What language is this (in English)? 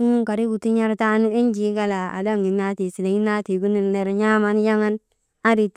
Maba